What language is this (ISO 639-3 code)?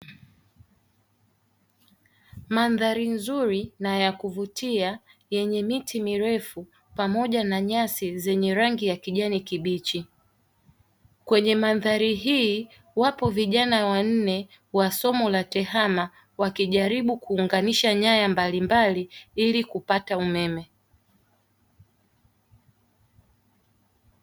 swa